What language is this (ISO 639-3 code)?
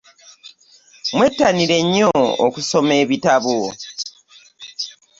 lug